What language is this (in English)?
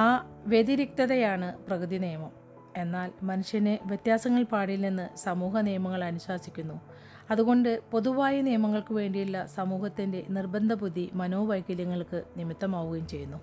Malayalam